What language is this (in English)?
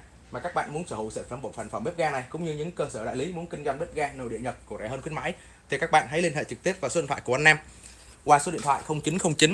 Vietnamese